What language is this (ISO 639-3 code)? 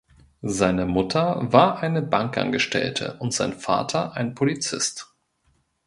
deu